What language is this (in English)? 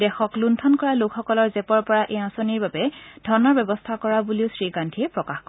Assamese